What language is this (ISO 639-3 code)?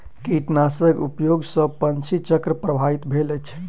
mai